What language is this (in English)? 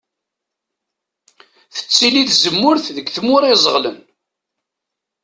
Kabyle